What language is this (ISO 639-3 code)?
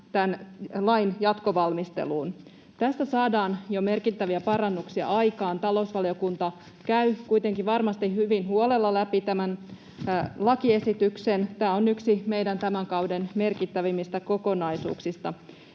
fin